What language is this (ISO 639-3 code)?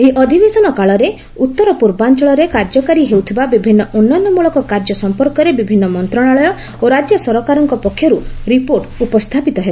ori